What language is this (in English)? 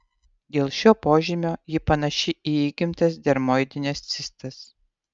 Lithuanian